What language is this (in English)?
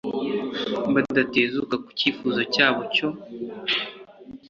Kinyarwanda